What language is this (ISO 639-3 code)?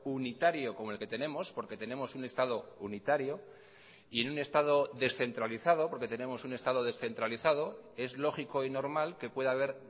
spa